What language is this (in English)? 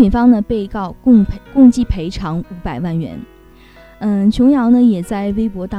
Chinese